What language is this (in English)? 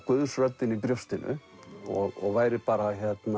Icelandic